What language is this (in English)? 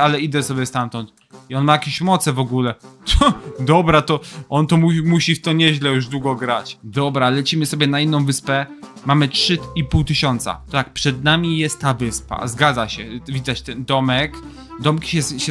Polish